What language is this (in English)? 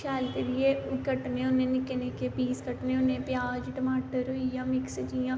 Dogri